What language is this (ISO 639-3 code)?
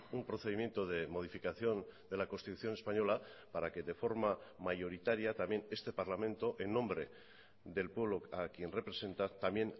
spa